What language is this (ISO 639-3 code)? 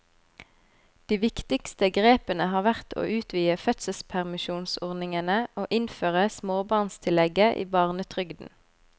nor